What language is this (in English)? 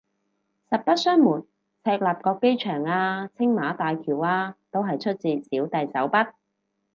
Cantonese